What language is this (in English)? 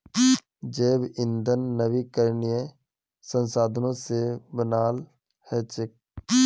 Magahi